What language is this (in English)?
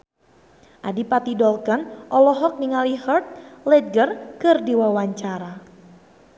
Sundanese